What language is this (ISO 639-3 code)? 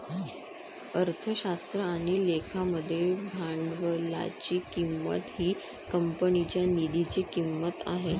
mar